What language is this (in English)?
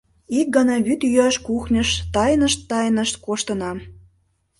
Mari